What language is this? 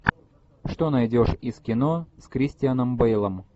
Russian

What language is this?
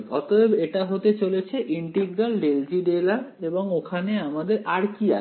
Bangla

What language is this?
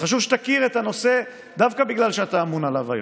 Hebrew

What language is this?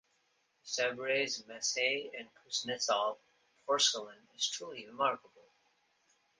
English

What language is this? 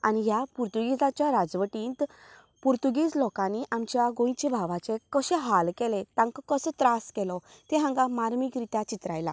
Konkani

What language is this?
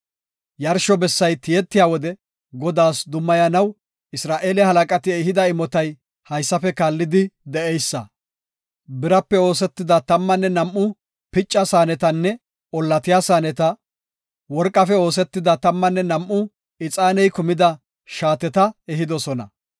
Gofa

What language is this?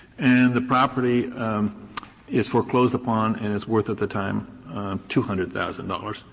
English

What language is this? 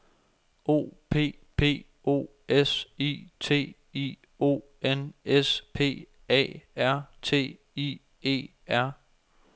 Danish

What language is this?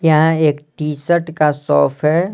Hindi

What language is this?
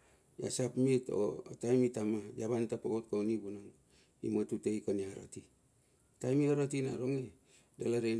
Bilur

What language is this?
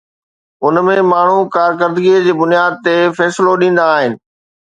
Sindhi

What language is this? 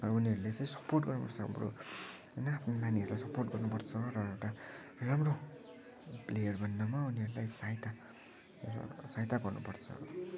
Nepali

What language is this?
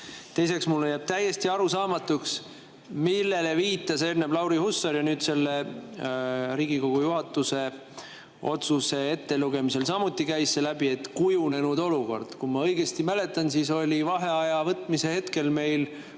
Estonian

